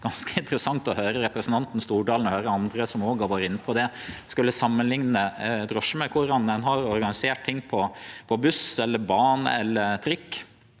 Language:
Norwegian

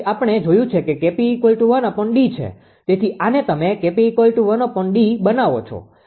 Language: Gujarati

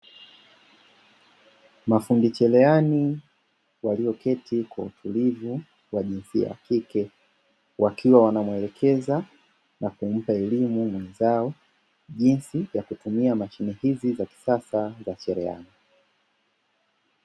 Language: Swahili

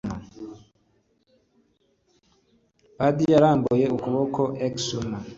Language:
Kinyarwanda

